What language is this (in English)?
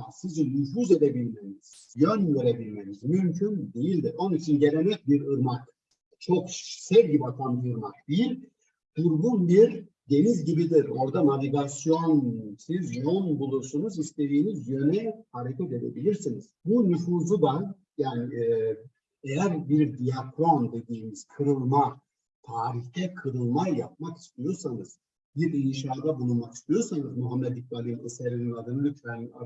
Turkish